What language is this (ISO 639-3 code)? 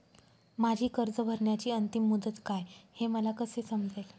mar